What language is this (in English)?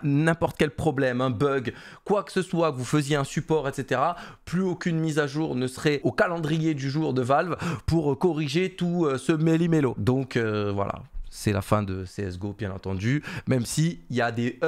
French